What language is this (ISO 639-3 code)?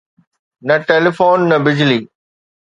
snd